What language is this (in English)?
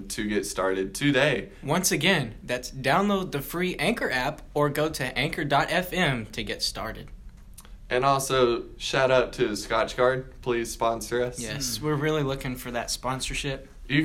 English